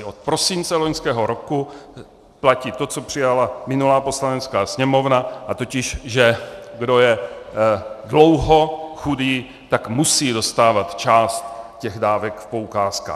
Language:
Czech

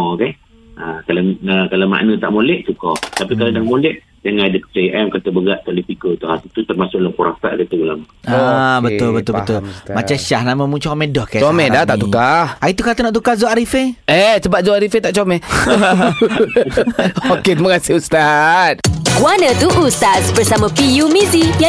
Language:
Malay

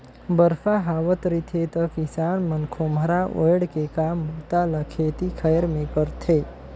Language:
Chhattisgarhi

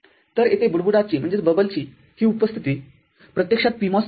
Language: Marathi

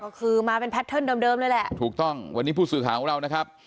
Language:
Thai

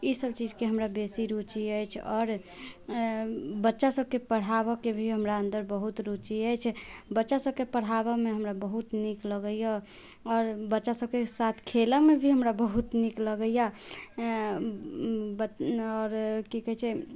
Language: Maithili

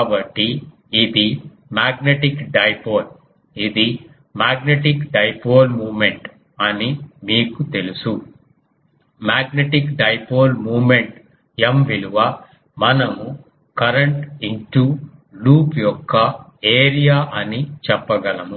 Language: Telugu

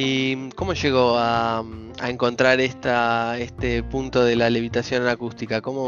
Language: Spanish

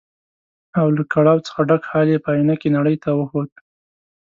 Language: Pashto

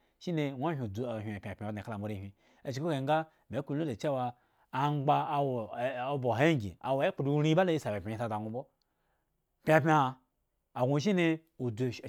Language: Eggon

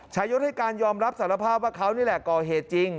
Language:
Thai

